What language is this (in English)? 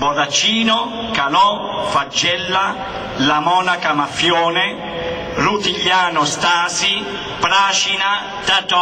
Italian